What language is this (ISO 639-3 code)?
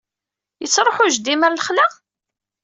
kab